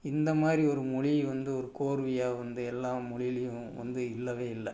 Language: Tamil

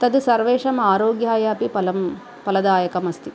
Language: Sanskrit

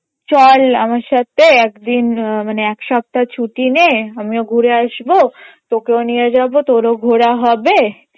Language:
Bangla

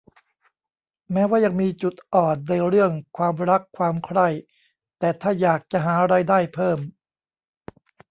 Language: Thai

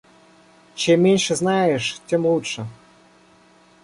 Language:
Russian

